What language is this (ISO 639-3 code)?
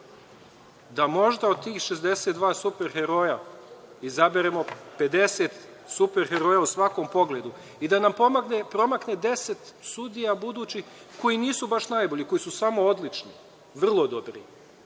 srp